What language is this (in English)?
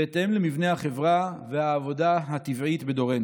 Hebrew